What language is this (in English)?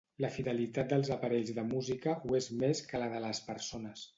Catalan